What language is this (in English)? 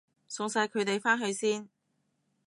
Cantonese